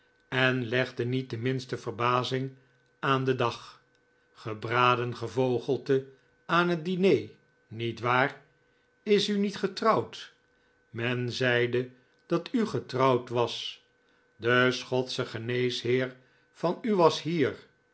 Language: Dutch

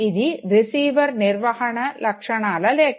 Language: Telugu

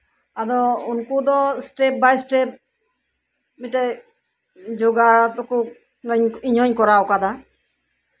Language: Santali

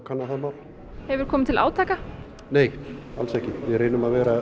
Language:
Icelandic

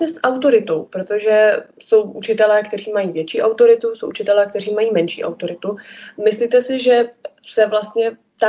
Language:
Czech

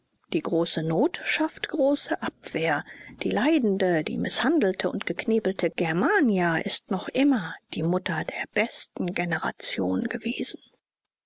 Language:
German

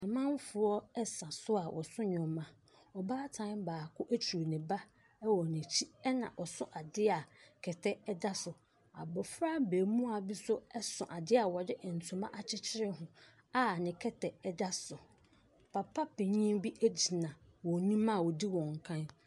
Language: Akan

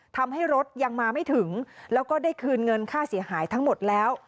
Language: Thai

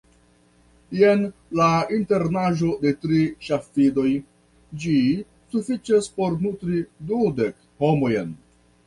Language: Esperanto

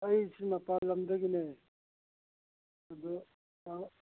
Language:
Manipuri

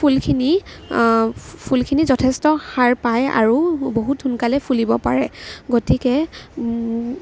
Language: Assamese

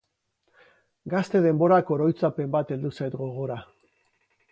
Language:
Basque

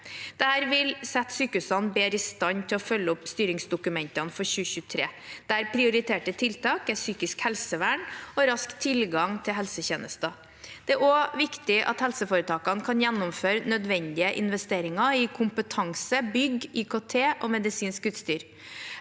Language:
Norwegian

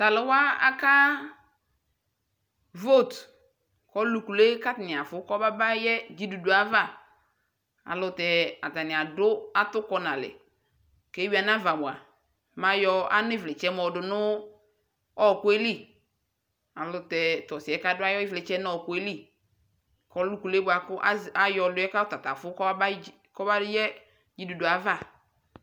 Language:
Ikposo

